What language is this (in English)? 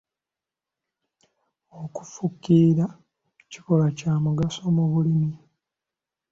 Ganda